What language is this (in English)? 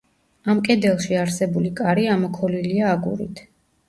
Georgian